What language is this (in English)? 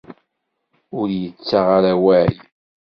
Kabyle